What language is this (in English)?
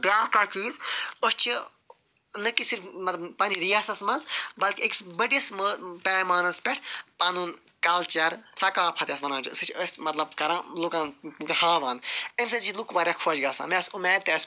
Kashmiri